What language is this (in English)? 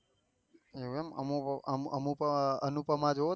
Gujarati